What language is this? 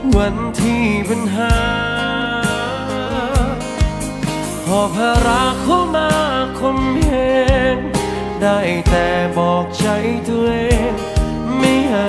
Thai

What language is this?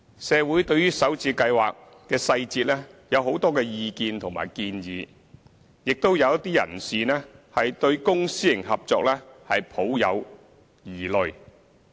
Cantonese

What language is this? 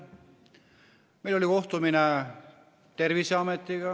Estonian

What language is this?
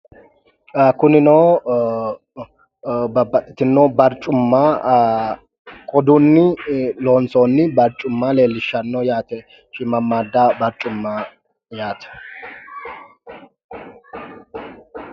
Sidamo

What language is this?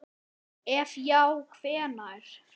Icelandic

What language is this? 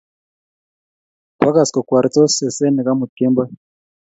Kalenjin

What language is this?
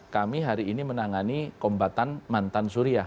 Indonesian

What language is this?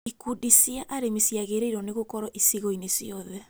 Kikuyu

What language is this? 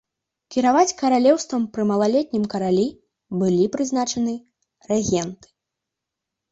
Belarusian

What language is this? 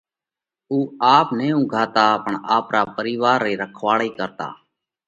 Parkari Koli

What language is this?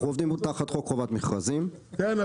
Hebrew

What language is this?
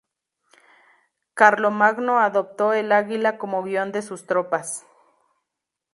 Spanish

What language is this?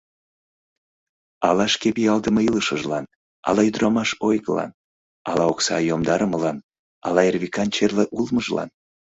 Mari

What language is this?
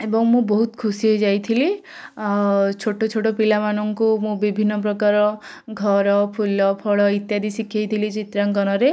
Odia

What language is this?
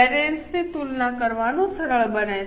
Gujarati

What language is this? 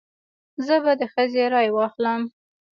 Pashto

